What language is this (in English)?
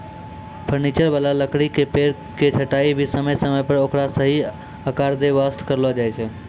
Maithili